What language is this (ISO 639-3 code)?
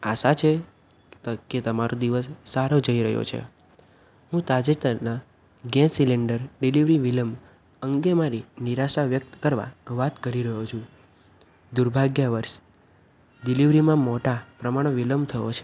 guj